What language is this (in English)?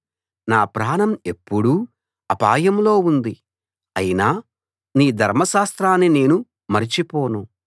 Telugu